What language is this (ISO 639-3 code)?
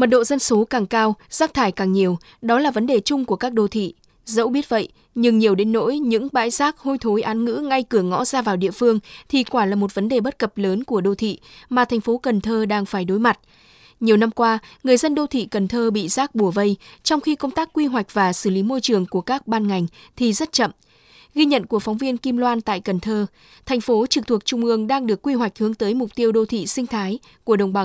vie